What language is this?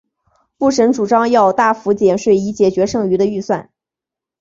Chinese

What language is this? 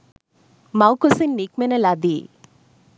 Sinhala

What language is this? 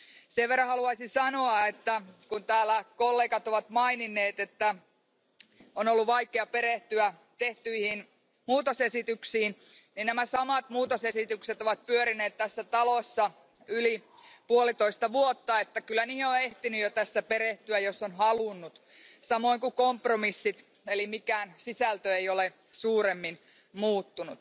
Finnish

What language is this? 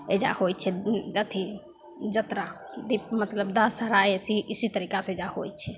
Maithili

